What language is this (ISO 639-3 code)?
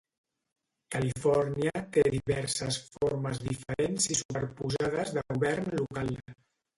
cat